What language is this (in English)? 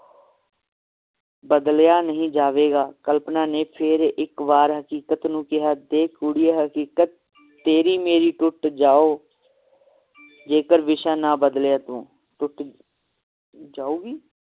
Punjabi